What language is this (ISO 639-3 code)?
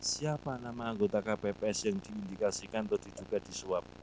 ind